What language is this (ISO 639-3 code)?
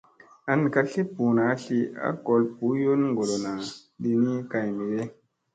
mse